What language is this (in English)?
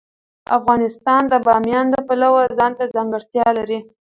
Pashto